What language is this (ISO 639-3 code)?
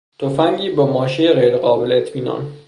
fas